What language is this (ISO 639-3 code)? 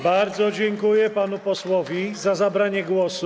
pol